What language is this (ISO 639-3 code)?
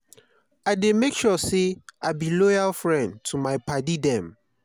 pcm